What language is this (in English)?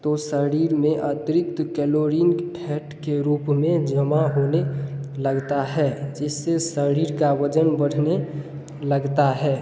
Hindi